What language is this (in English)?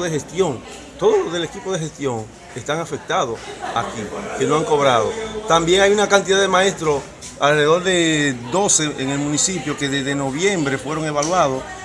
Spanish